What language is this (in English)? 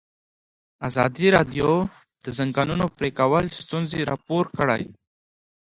Pashto